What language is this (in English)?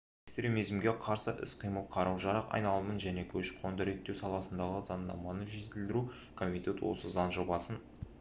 Kazakh